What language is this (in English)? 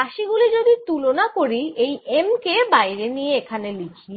Bangla